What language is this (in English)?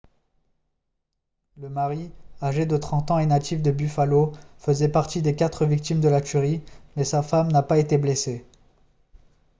French